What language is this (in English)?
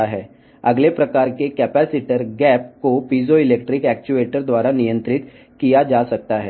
Telugu